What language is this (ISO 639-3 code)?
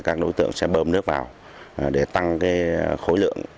vie